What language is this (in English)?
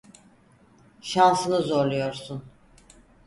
Turkish